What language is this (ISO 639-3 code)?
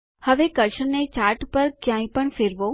guj